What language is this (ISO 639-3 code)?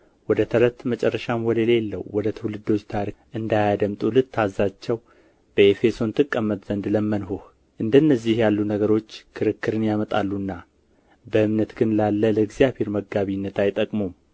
amh